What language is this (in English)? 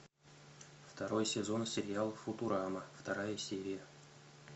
Russian